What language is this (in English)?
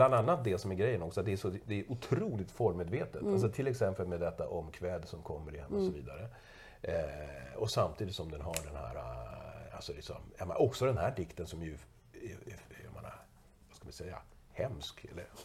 Swedish